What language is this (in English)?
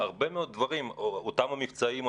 Hebrew